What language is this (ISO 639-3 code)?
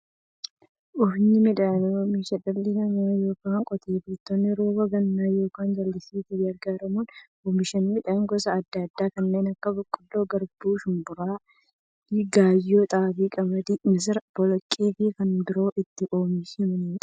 orm